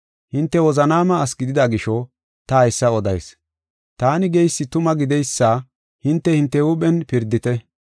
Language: Gofa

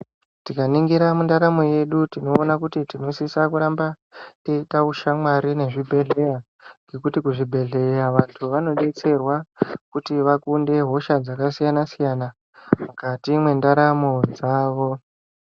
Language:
Ndau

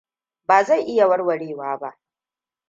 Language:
Hausa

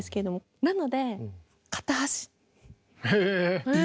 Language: Japanese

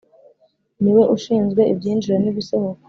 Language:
Kinyarwanda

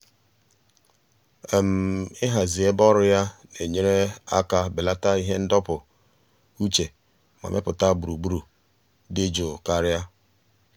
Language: Igbo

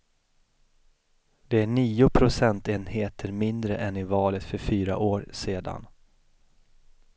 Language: Swedish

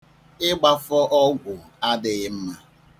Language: Igbo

